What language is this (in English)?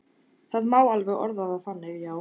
Icelandic